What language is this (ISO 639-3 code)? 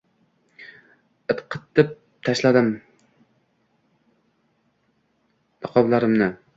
uzb